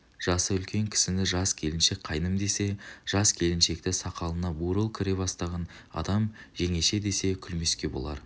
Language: Kazakh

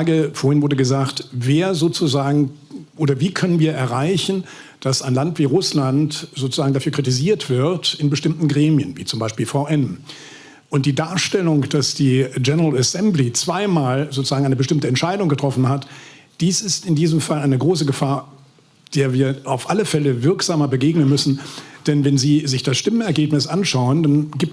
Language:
German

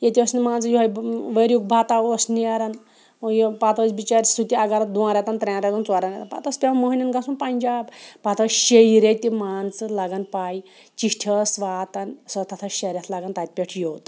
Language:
Kashmiri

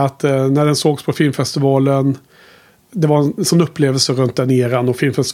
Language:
Swedish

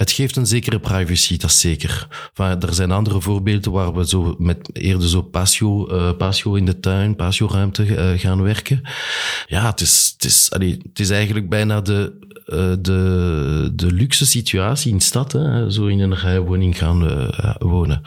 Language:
Dutch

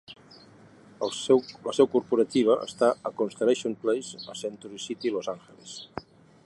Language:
Catalan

